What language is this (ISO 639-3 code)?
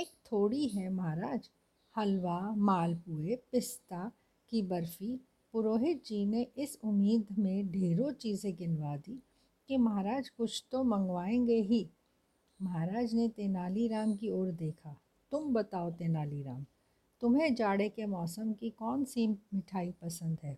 hin